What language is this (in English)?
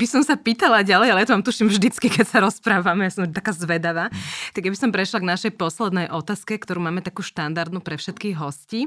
Slovak